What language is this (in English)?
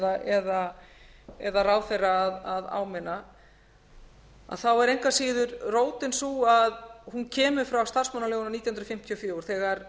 Icelandic